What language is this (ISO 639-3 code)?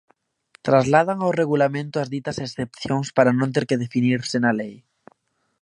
glg